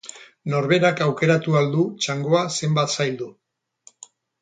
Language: Basque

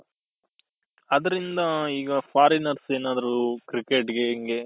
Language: Kannada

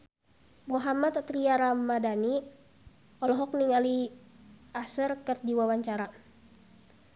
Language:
Sundanese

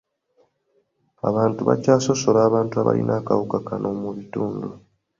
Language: Ganda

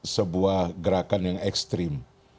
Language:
Indonesian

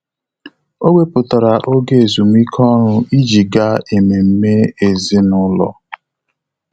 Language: Igbo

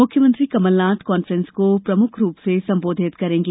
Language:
Hindi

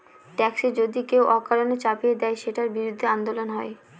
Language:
Bangla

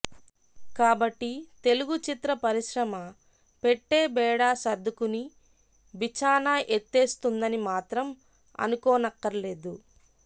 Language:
Telugu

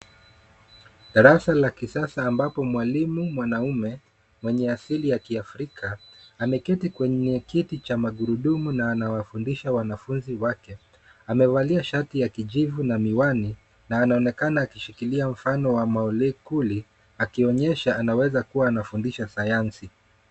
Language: Swahili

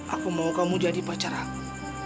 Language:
Indonesian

